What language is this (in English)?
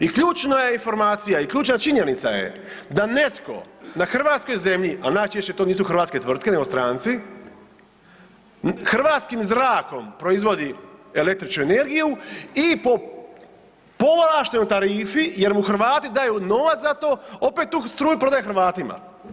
Croatian